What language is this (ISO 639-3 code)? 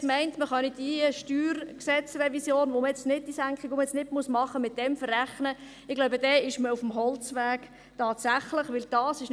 gsw